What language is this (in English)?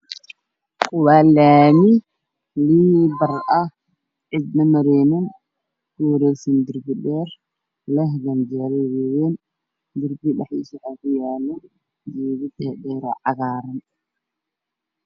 Somali